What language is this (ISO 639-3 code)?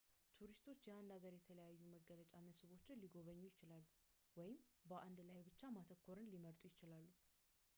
amh